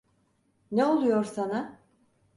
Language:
Turkish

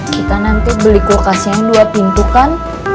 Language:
Indonesian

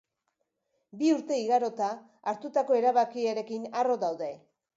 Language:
Basque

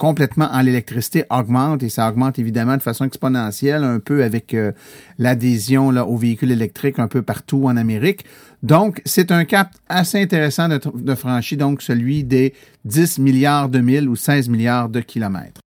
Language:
French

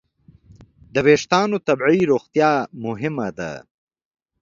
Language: Pashto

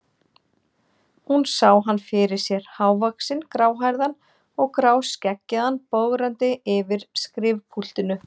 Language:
Icelandic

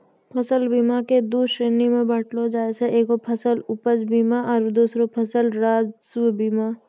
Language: Maithili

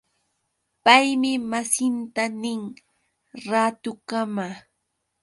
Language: Yauyos Quechua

